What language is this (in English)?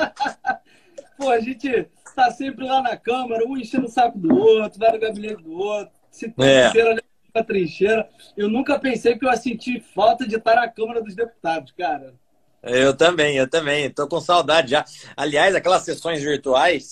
Portuguese